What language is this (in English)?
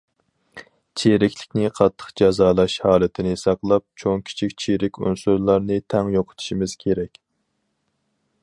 Uyghur